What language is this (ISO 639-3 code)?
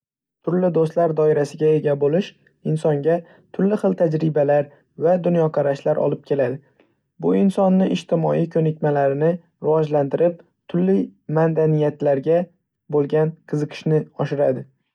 uzb